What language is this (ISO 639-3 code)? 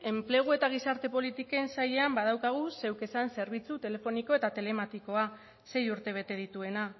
eus